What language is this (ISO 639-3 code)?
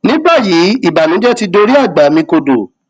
yor